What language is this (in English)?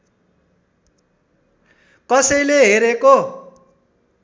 Nepali